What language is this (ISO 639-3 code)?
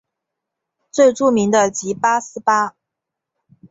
zho